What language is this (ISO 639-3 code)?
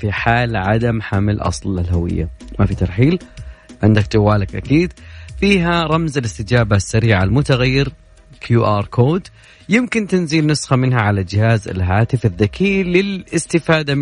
ara